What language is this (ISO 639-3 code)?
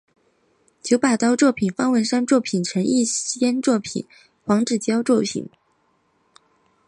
zho